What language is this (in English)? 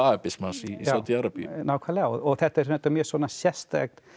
Icelandic